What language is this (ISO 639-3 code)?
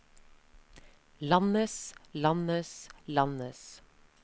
nor